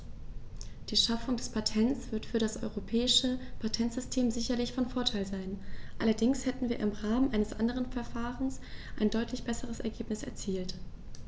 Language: German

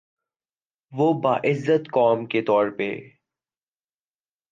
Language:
Urdu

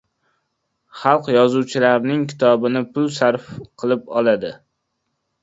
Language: Uzbek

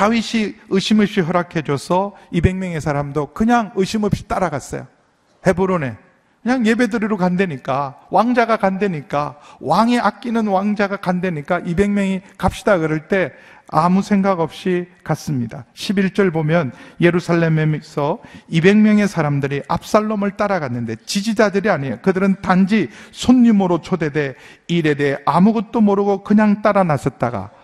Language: Korean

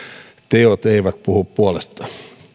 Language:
Finnish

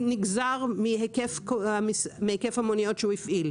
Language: Hebrew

